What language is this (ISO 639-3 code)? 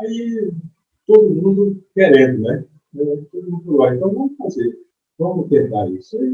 por